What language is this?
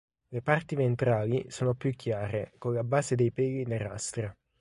Italian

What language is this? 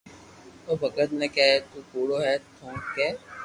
Loarki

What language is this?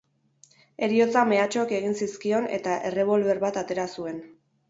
Basque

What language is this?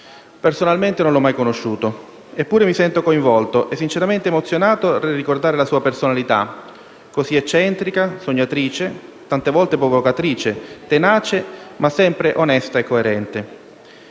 Italian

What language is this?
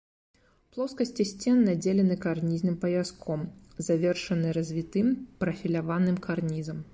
Belarusian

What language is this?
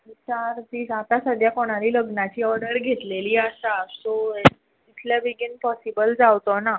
Konkani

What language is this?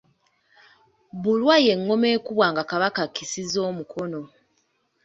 Ganda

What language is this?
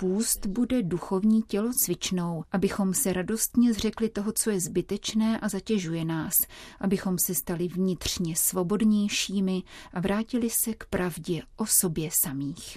Czech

